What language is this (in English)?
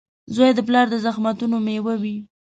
Pashto